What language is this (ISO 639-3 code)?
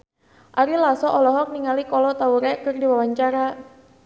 sun